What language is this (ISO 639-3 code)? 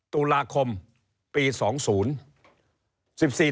tha